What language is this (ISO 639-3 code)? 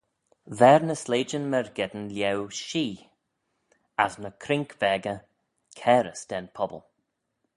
glv